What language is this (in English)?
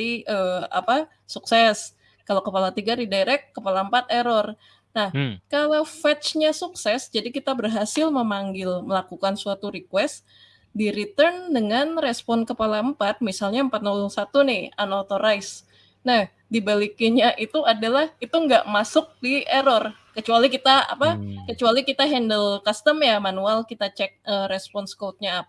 Indonesian